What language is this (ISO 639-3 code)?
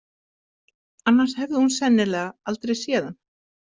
isl